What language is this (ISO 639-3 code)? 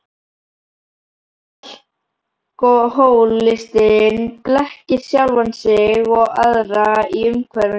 isl